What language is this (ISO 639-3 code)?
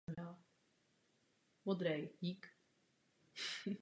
ces